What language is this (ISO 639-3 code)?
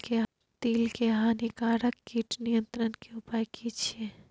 mai